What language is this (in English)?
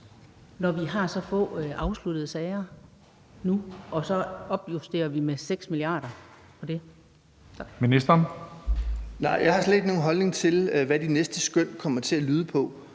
Danish